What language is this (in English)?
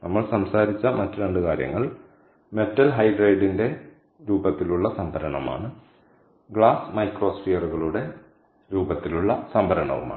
Malayalam